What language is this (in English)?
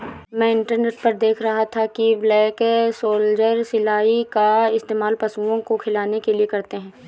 Hindi